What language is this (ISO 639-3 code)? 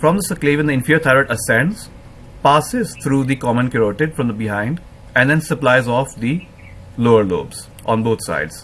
eng